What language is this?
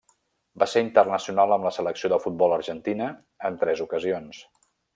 Catalan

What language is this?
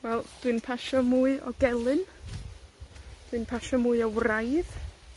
Welsh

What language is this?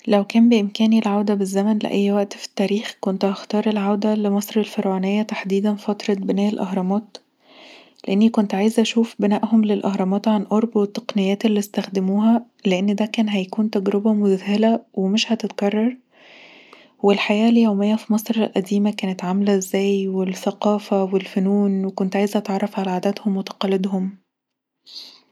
Egyptian Arabic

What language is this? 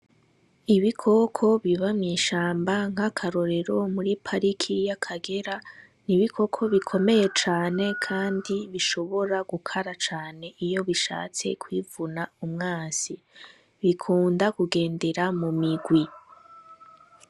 Rundi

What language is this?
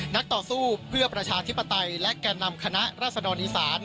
Thai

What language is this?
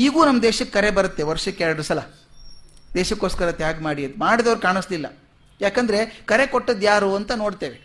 Kannada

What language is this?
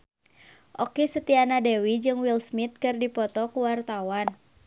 Sundanese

